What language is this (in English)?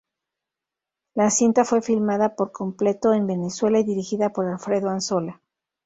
Spanish